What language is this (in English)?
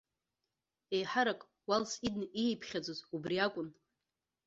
Abkhazian